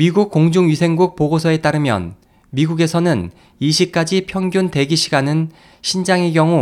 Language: Korean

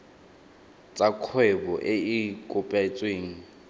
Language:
Tswana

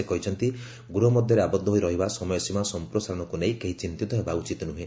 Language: Odia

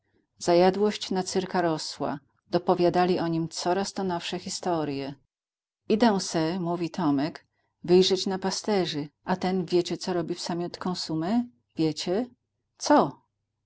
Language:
Polish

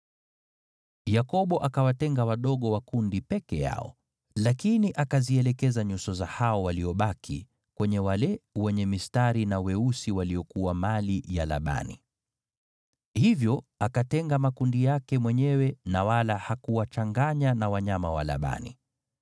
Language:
Swahili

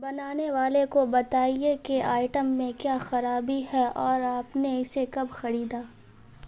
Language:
Urdu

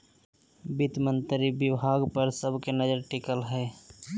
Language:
Magahi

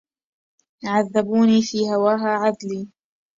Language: Arabic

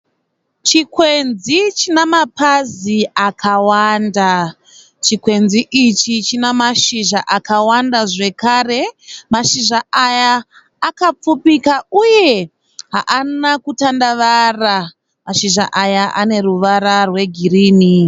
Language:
Shona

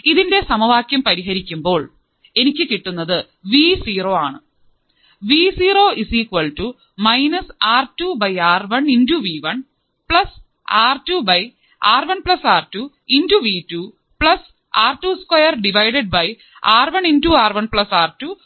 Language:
Malayalam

